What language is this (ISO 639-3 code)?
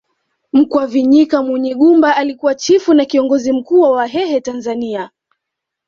swa